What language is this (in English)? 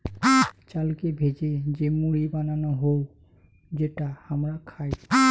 Bangla